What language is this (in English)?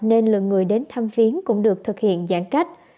Vietnamese